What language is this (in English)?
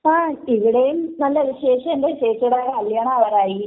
Malayalam